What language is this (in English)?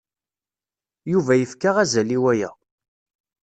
Kabyle